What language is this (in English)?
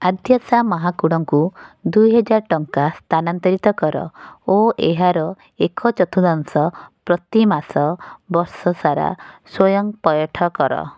Odia